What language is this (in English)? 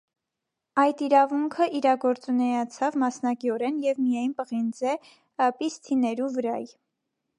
Armenian